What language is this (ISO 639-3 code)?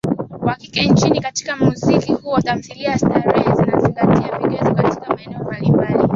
swa